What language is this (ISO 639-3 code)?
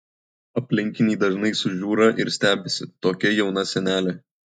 lit